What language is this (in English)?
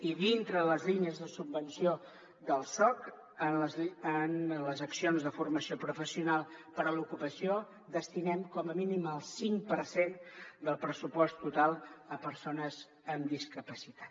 Catalan